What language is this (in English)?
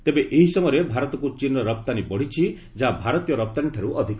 Odia